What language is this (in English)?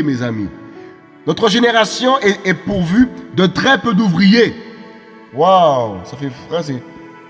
French